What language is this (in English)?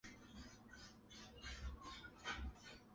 Chinese